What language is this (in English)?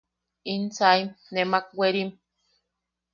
Yaqui